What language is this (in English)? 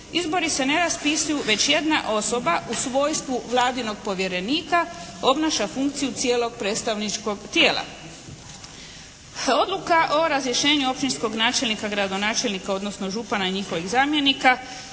Croatian